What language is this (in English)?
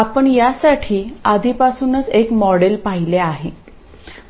Marathi